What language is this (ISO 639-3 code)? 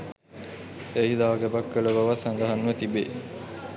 sin